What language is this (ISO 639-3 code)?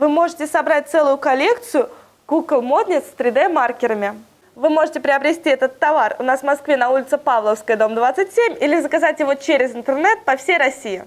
rus